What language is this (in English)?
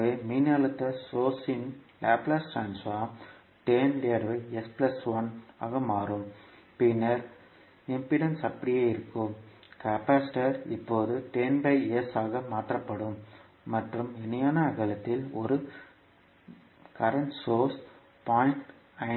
Tamil